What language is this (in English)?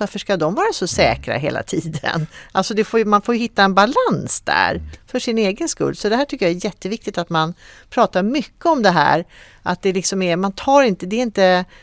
Swedish